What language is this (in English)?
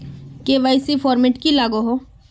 Magahi